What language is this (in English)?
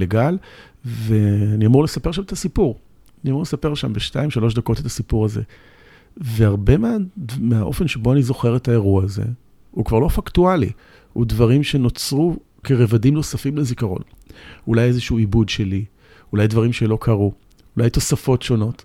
Hebrew